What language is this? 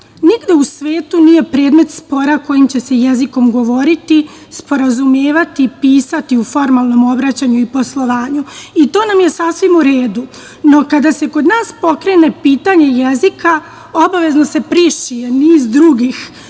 Serbian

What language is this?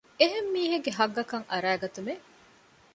Divehi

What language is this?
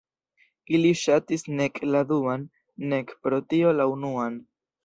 Esperanto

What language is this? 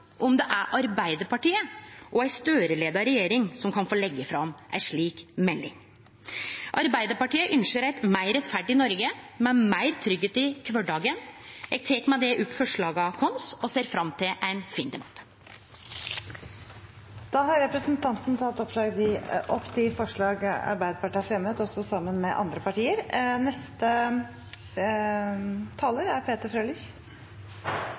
Norwegian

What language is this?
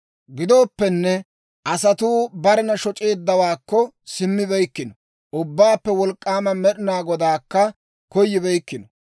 Dawro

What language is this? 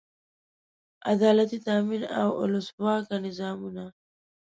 Pashto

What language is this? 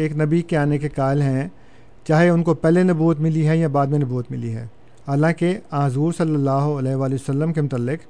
Urdu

